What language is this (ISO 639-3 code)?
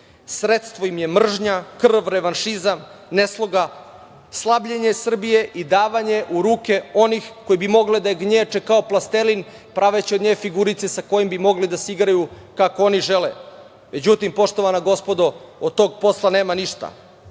srp